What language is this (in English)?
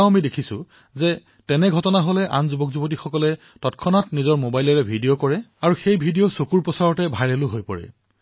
Assamese